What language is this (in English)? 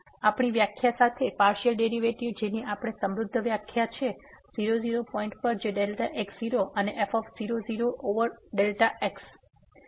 Gujarati